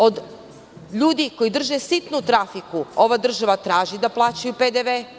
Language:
Serbian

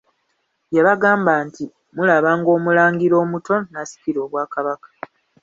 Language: Ganda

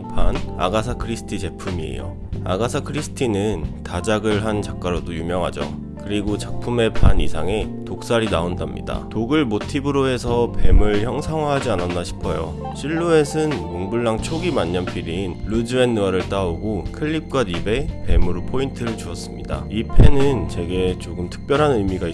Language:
Korean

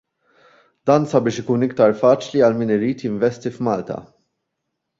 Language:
Maltese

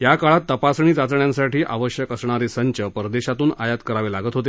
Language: Marathi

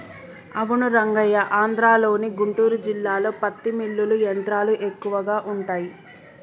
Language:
Telugu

